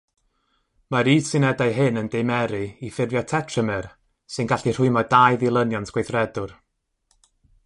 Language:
Welsh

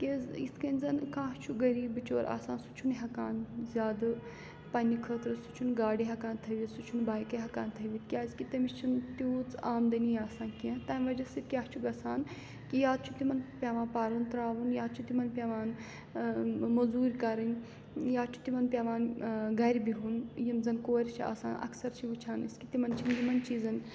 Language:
Kashmiri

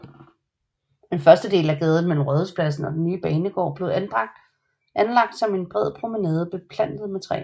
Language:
Danish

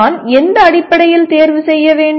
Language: Tamil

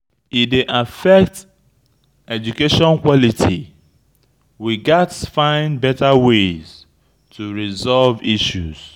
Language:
Nigerian Pidgin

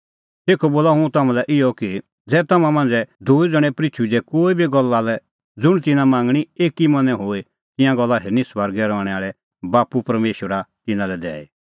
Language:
Kullu Pahari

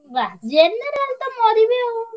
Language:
Odia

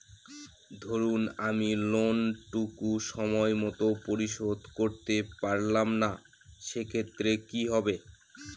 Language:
Bangla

